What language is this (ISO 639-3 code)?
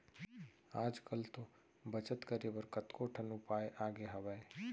hne